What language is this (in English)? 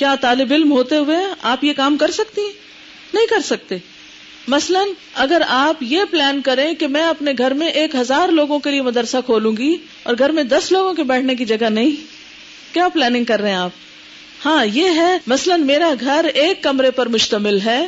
Urdu